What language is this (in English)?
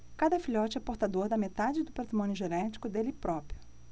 Portuguese